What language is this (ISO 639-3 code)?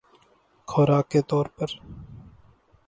urd